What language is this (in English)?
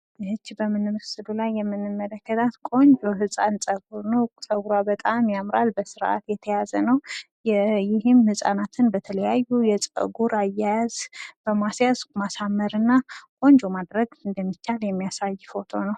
Amharic